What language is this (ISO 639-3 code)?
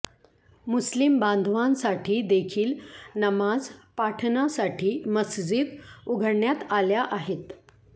mar